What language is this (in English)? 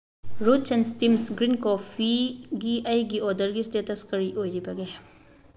Manipuri